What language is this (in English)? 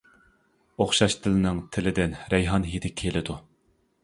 Uyghur